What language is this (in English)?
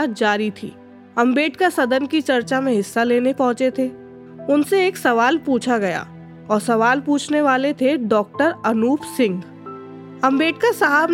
Hindi